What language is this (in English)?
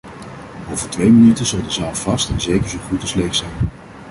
Dutch